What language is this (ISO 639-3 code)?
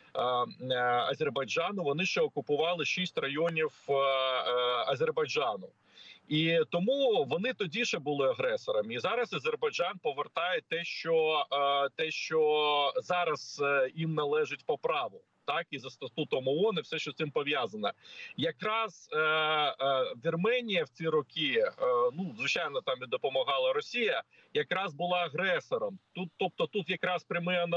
ukr